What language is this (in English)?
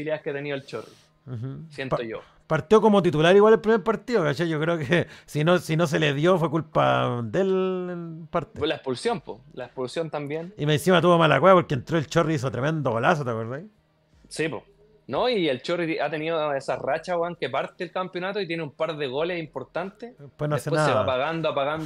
Spanish